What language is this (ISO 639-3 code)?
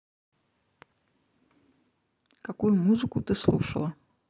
rus